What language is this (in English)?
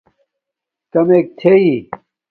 Domaaki